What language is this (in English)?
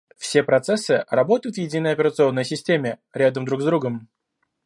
Russian